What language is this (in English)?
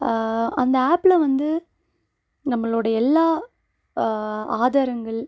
Tamil